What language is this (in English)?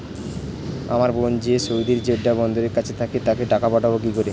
Bangla